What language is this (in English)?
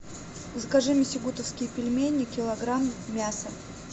Russian